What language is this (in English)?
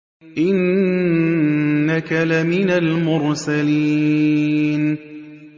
Arabic